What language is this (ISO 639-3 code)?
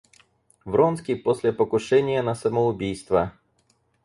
rus